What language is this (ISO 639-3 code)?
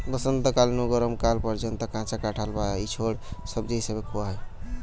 ben